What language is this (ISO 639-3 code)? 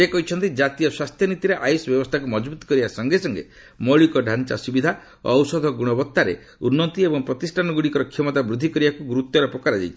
ori